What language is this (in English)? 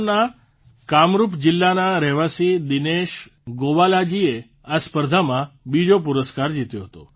Gujarati